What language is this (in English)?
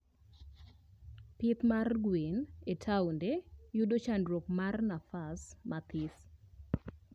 Luo (Kenya and Tanzania)